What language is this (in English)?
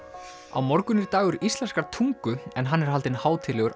Icelandic